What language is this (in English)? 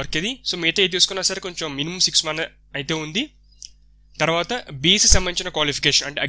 Hindi